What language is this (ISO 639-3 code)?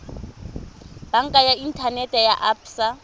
tsn